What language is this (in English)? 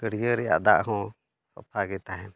Santali